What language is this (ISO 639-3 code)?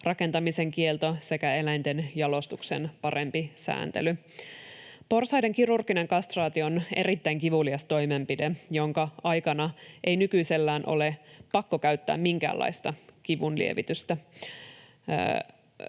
fin